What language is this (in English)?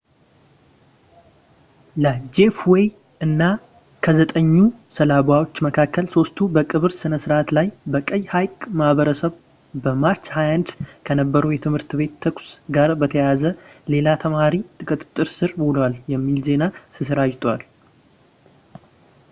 Amharic